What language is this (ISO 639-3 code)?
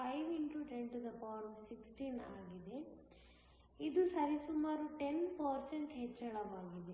kan